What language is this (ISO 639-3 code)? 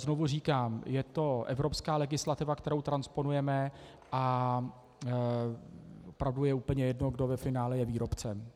ces